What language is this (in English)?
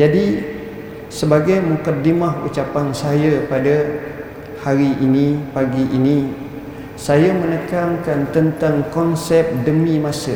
Malay